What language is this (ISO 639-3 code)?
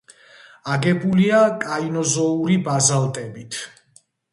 kat